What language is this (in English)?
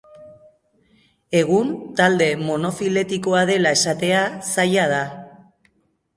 Basque